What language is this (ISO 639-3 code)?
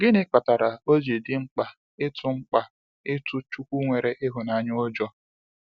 ibo